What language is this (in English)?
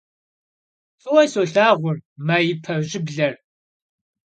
Kabardian